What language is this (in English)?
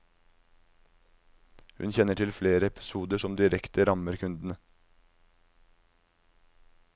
Norwegian